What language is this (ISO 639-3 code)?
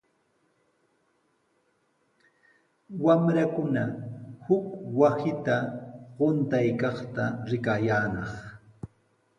qws